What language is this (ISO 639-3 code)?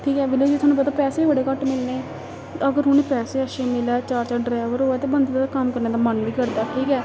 doi